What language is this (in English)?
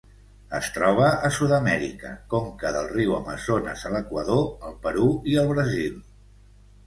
Catalan